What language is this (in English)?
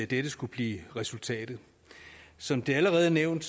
Danish